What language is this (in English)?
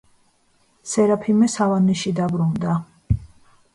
Georgian